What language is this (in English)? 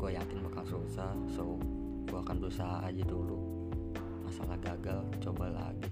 Indonesian